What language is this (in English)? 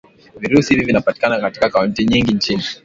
Swahili